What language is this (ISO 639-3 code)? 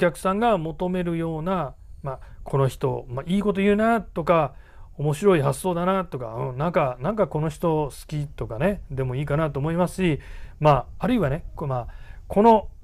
jpn